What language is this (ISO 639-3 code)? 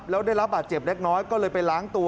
tha